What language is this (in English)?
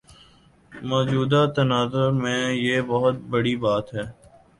Urdu